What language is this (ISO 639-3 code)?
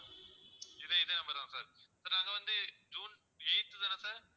tam